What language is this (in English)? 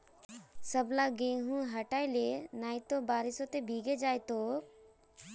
Magahi